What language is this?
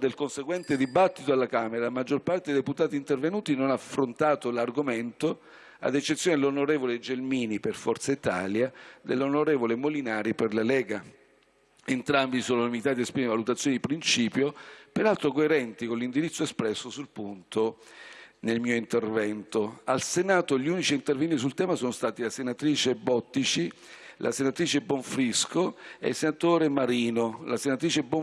Italian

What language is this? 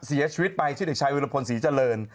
Thai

